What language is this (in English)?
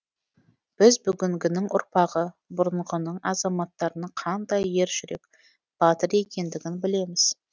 Kazakh